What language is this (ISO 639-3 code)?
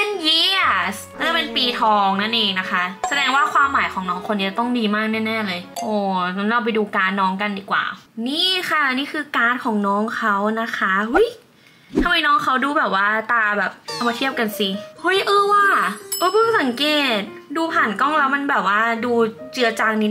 tha